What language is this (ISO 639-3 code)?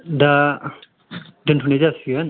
brx